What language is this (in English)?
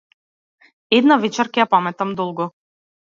Macedonian